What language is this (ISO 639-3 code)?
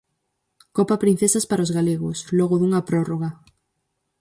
glg